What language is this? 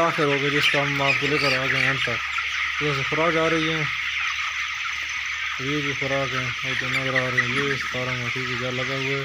Romanian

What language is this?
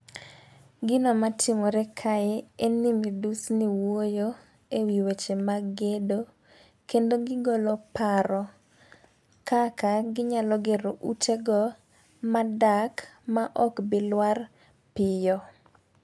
Luo (Kenya and Tanzania)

